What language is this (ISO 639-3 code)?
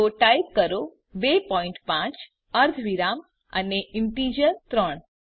guj